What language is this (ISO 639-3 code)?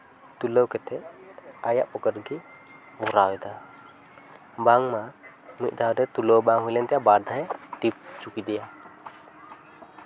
sat